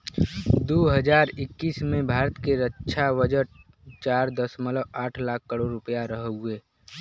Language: Bhojpuri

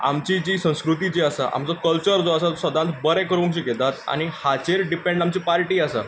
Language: Konkani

